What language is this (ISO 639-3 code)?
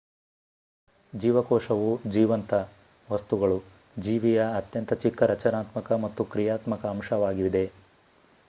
kan